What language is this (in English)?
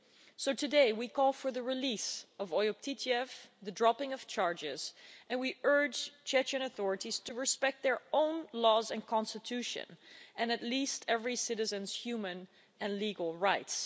English